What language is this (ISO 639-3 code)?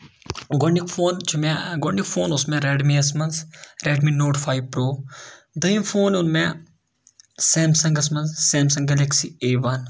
kas